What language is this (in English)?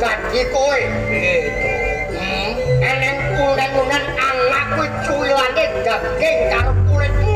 Indonesian